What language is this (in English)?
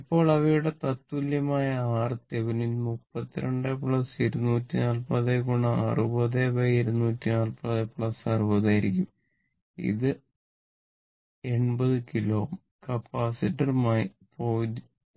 Malayalam